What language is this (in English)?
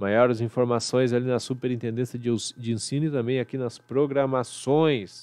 Portuguese